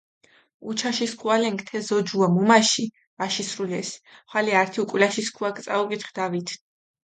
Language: Mingrelian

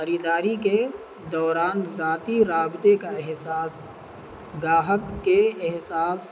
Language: Urdu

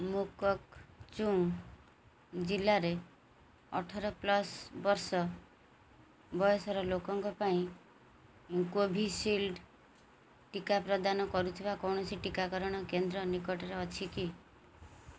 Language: Odia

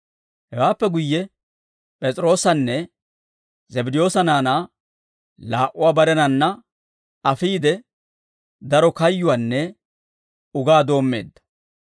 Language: Dawro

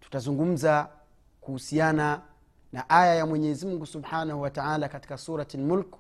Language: Swahili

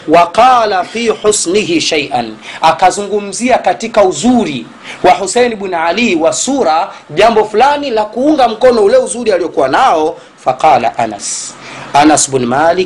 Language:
Swahili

